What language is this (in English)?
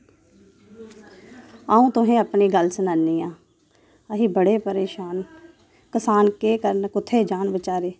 Dogri